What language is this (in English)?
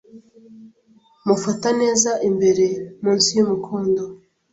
Kinyarwanda